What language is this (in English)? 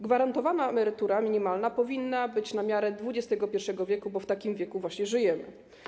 Polish